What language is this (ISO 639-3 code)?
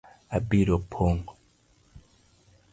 luo